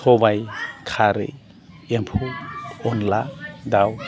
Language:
Bodo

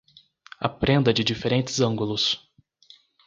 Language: Portuguese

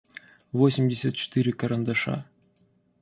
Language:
Russian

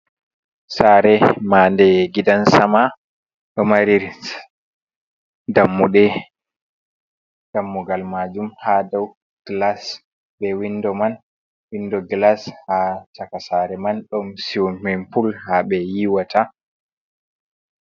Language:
Fula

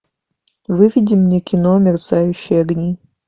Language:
Russian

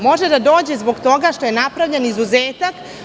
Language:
Serbian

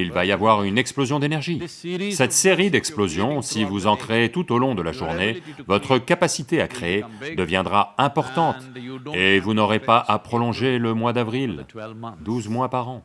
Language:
French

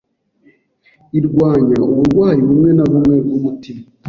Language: Kinyarwanda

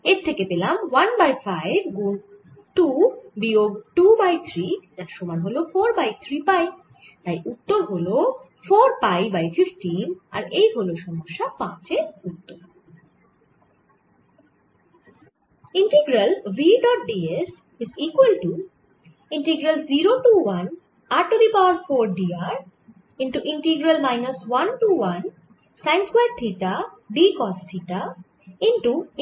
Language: Bangla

